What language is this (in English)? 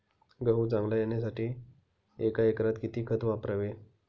Marathi